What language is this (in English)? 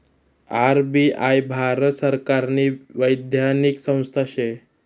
Marathi